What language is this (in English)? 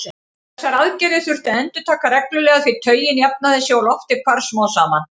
Icelandic